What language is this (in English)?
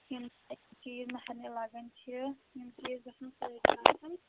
Kashmiri